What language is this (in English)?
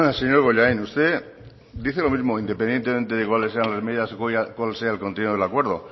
Spanish